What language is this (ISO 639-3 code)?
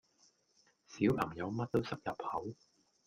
yue